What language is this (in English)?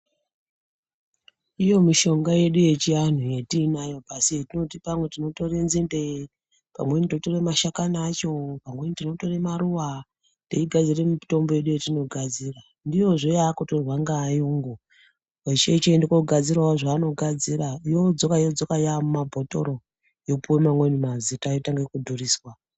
Ndau